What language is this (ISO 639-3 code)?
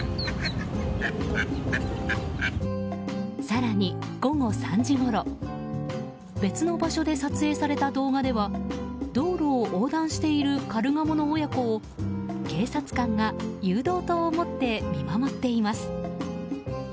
jpn